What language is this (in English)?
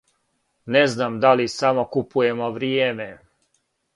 Serbian